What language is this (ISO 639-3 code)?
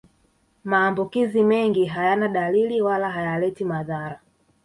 swa